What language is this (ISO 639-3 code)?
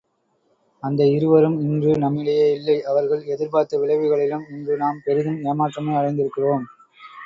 tam